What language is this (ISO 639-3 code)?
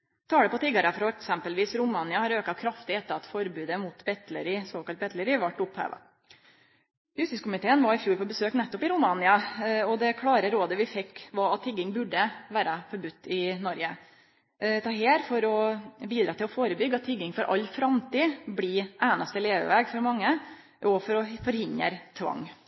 nno